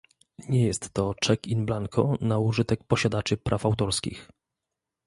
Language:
Polish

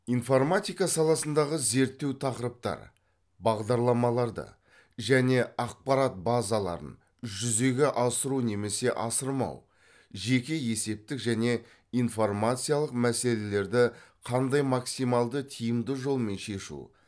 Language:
Kazakh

